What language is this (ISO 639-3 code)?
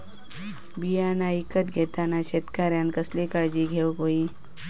mar